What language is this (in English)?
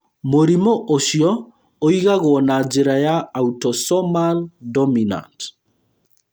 Kikuyu